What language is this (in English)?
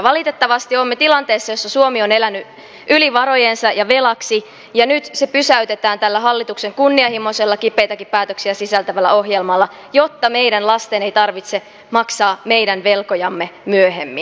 Finnish